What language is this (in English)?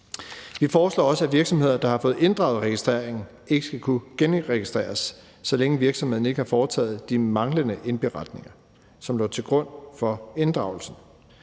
Danish